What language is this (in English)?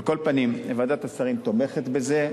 Hebrew